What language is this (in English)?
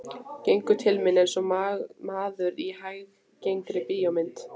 Icelandic